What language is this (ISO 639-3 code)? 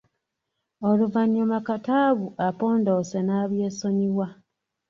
lug